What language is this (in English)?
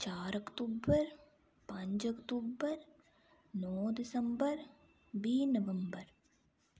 Dogri